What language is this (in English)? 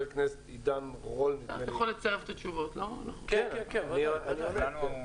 Hebrew